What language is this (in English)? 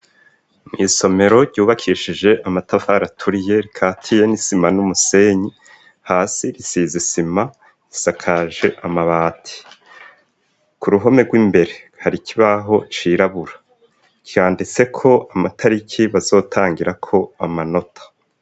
Rundi